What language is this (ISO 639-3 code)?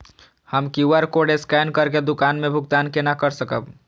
mai